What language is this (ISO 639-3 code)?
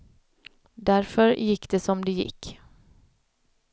swe